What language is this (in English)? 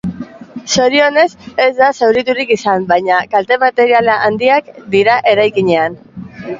Basque